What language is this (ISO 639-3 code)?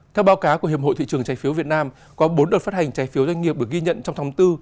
vie